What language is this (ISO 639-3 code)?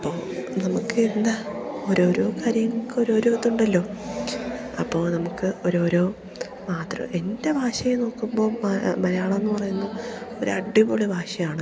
mal